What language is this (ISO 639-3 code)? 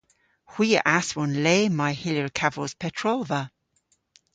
cor